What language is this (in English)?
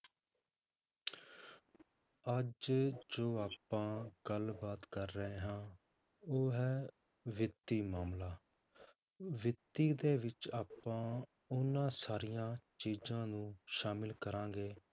Punjabi